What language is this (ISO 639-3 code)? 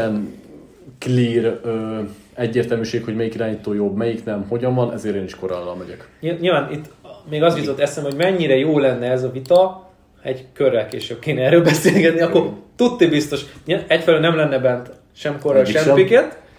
hun